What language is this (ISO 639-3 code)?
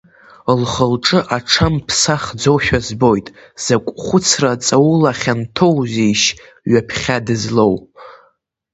abk